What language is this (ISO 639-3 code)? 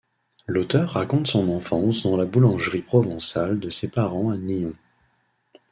fra